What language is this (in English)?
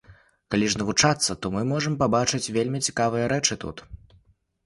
Belarusian